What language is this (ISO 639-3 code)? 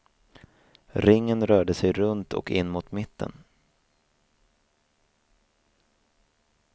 swe